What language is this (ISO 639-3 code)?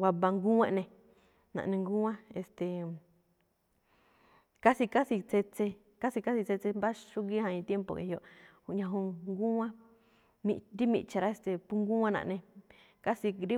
tcf